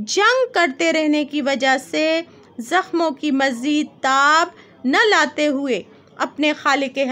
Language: Hindi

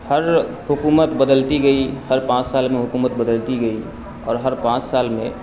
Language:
Urdu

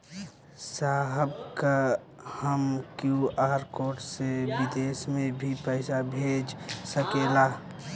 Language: Bhojpuri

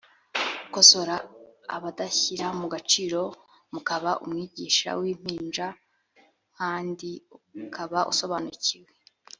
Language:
Kinyarwanda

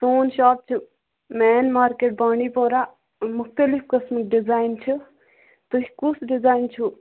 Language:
Kashmiri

